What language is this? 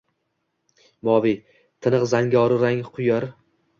Uzbek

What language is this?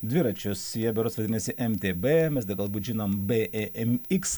Lithuanian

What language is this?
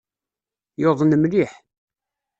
Kabyle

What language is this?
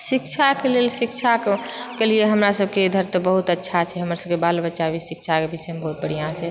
Maithili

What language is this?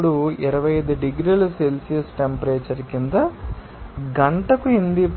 Telugu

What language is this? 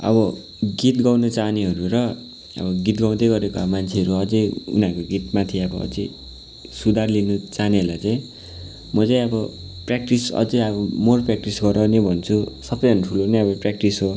Nepali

